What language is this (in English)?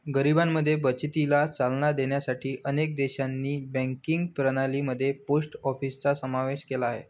Marathi